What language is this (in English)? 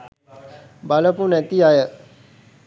Sinhala